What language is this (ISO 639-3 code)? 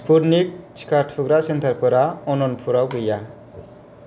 brx